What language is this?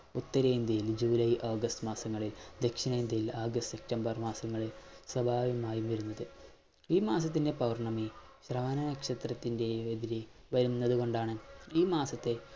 Malayalam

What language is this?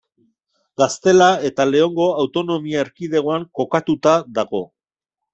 Basque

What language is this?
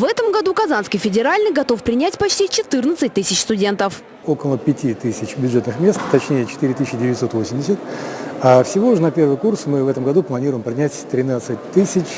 Russian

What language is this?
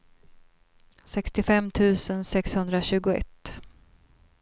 Swedish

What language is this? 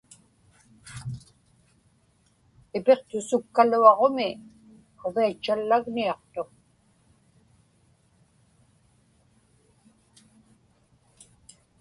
Inupiaq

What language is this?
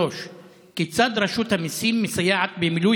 Hebrew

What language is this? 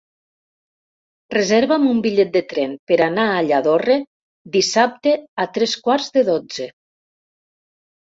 Catalan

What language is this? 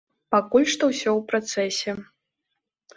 Belarusian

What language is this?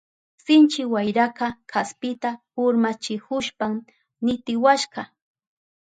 Southern Pastaza Quechua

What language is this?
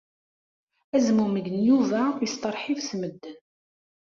Kabyle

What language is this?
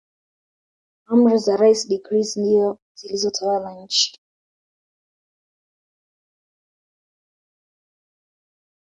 Swahili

